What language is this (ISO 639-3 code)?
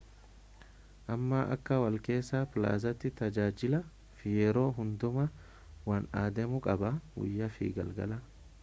orm